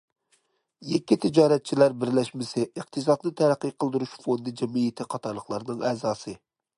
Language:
Uyghur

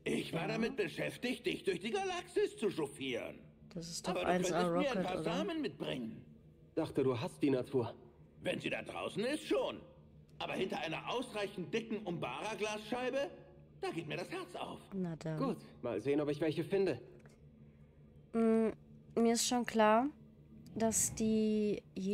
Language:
German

